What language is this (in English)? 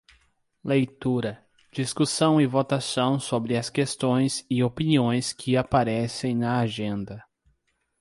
Portuguese